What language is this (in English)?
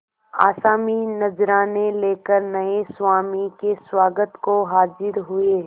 Hindi